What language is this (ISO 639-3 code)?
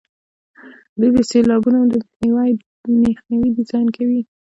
pus